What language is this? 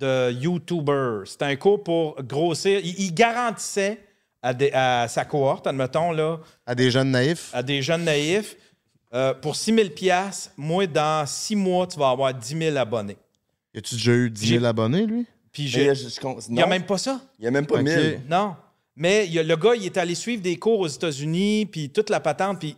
French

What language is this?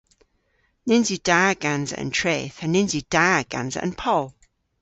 Cornish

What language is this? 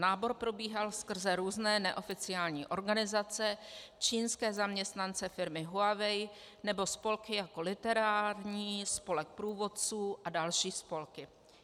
Czech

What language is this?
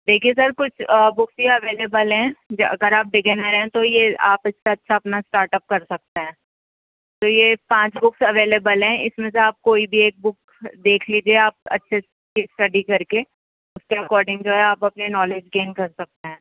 Urdu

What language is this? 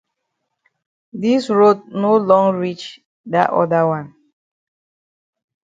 Cameroon Pidgin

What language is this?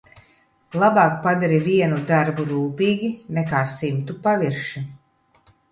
Latvian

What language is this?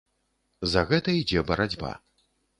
Belarusian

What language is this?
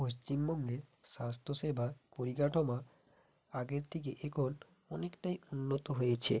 Bangla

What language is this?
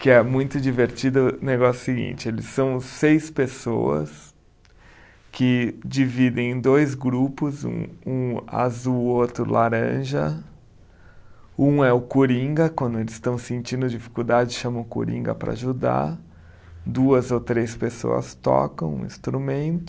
Portuguese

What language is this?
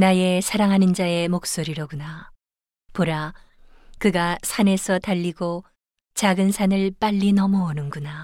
Korean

